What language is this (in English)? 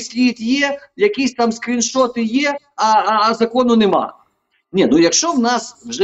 Ukrainian